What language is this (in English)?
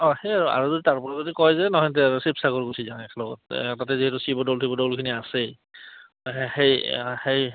Assamese